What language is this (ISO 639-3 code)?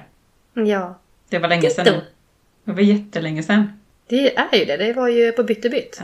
swe